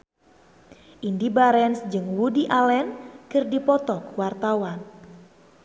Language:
Sundanese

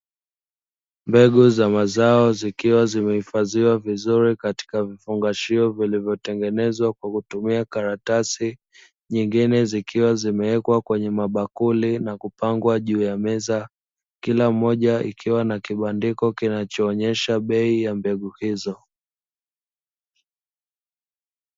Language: Swahili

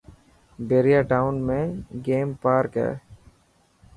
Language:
Dhatki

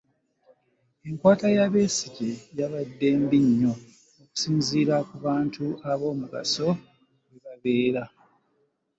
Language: Ganda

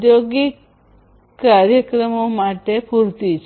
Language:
Gujarati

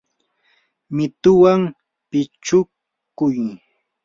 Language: Yanahuanca Pasco Quechua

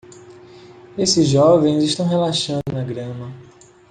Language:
Portuguese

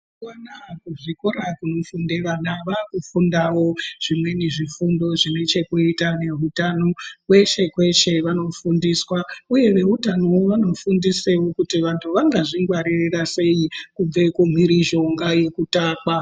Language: Ndau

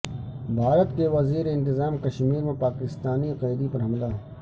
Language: Urdu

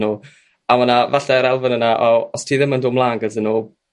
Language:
Welsh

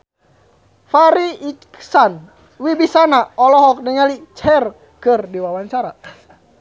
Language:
Sundanese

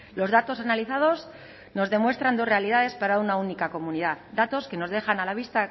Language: Spanish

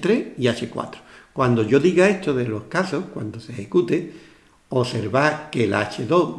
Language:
Spanish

